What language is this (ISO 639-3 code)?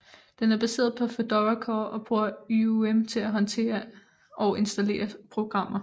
dan